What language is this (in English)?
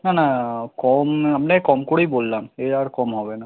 Bangla